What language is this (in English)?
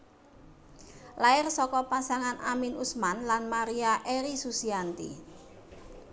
Javanese